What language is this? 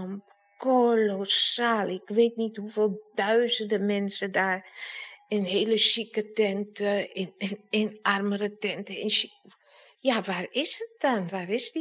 Dutch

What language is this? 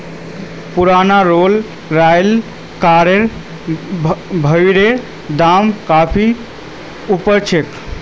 Magahi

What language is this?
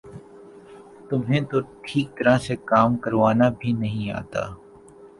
Urdu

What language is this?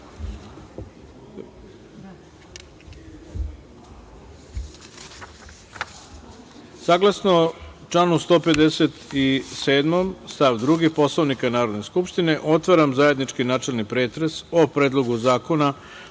Serbian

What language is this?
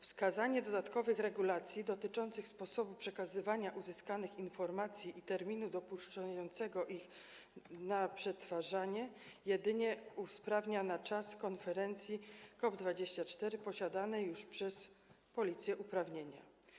Polish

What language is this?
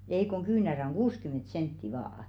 Finnish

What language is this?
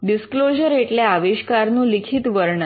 Gujarati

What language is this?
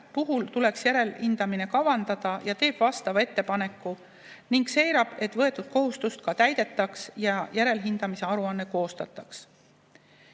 Estonian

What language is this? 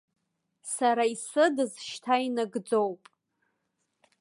Abkhazian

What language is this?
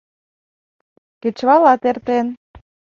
Mari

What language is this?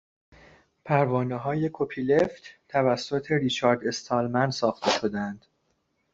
Persian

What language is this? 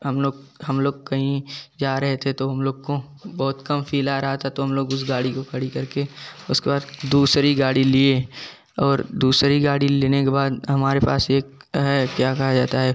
Hindi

